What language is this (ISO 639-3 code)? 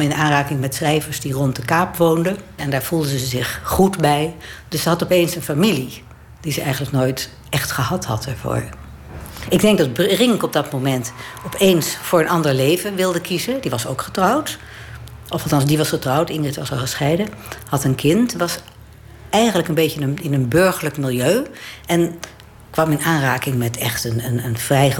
nld